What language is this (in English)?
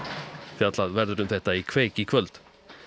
Icelandic